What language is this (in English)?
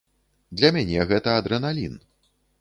Belarusian